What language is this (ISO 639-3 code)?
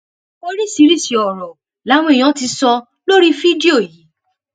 yor